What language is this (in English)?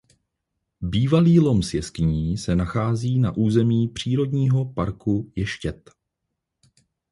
Czech